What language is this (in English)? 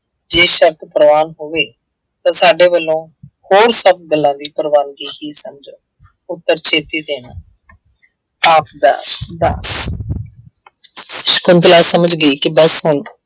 Punjabi